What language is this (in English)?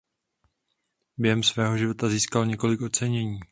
Czech